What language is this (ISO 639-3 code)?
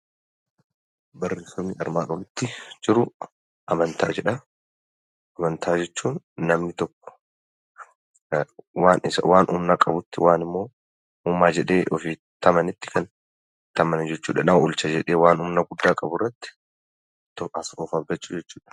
orm